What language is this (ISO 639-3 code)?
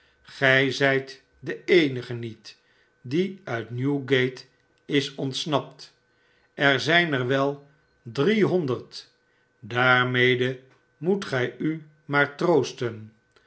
nld